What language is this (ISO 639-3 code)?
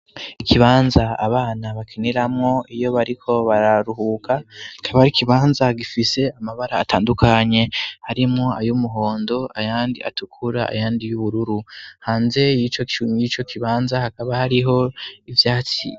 run